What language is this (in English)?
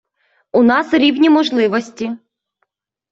Ukrainian